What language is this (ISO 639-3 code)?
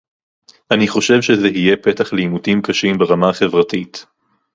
heb